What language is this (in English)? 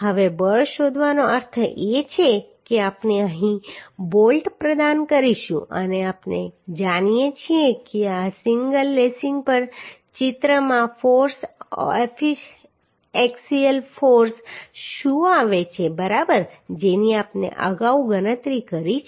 Gujarati